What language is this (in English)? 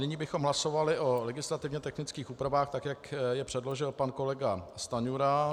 Czech